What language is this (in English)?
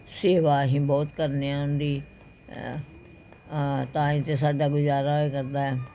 Punjabi